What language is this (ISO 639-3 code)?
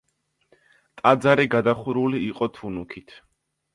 kat